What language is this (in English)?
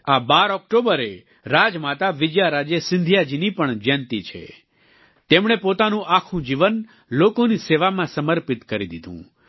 Gujarati